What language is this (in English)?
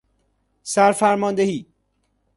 Persian